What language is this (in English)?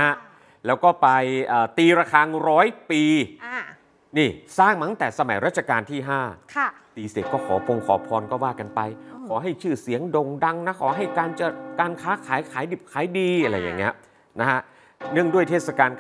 Thai